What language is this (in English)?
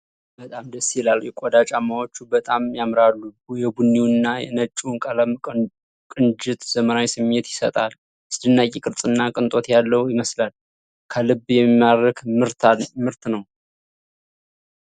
Amharic